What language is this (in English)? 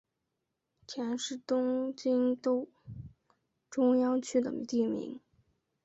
Chinese